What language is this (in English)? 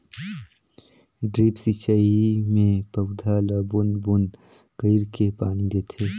Chhattisgarhi